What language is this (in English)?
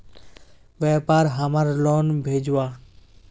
Magahi